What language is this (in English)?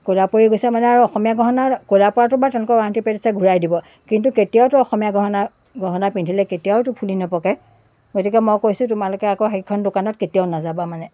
Assamese